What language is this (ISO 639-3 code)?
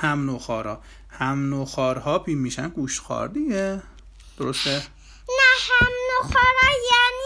fas